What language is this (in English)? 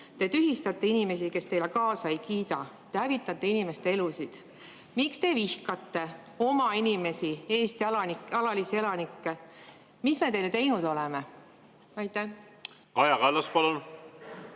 Estonian